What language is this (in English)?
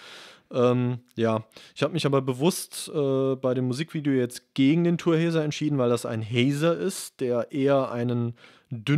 German